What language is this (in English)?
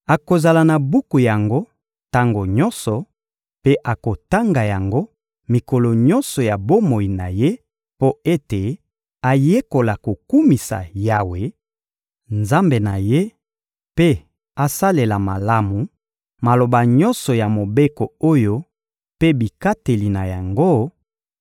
Lingala